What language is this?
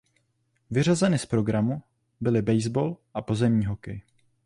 Czech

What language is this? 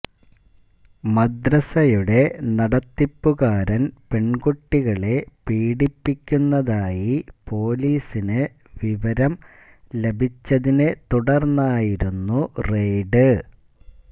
Malayalam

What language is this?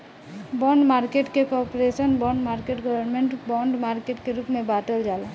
Bhojpuri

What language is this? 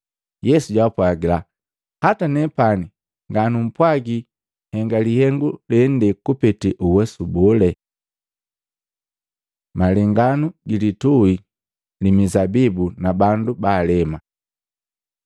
Matengo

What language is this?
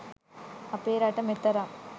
Sinhala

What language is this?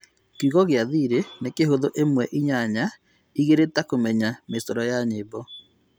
Kikuyu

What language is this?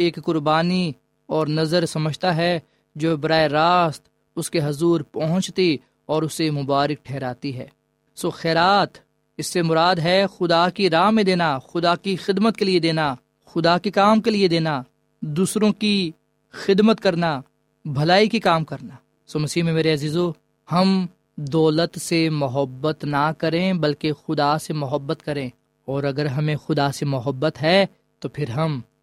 Urdu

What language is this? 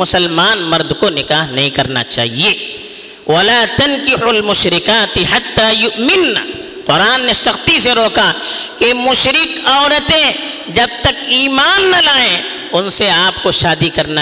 Urdu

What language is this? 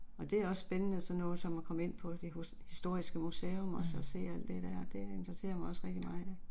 Danish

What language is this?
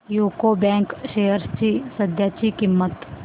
Marathi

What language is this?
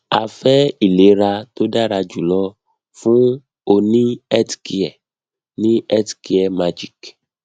Yoruba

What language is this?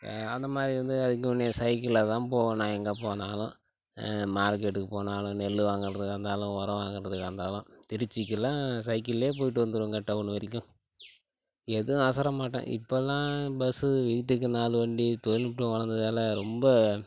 Tamil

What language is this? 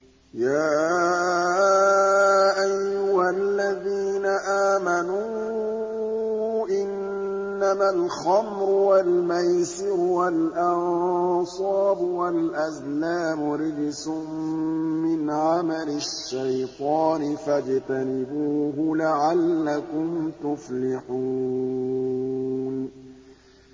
Arabic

